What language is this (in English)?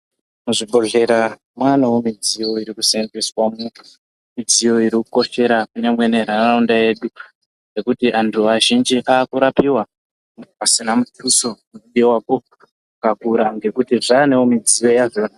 Ndau